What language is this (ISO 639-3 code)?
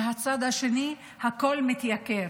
heb